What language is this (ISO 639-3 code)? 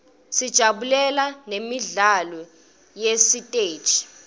ssw